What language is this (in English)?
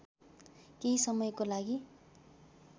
Nepali